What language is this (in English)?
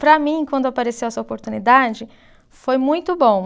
Portuguese